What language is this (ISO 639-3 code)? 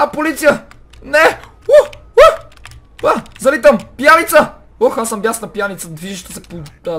bul